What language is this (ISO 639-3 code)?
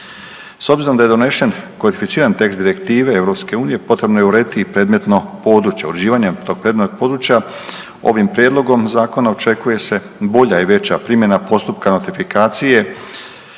hrv